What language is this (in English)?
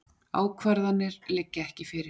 Icelandic